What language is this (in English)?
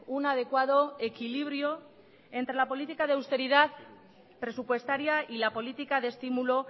Spanish